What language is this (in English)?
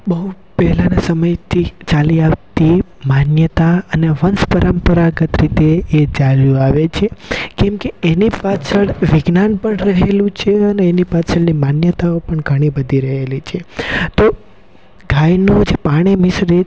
Gujarati